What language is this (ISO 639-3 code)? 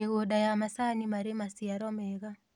kik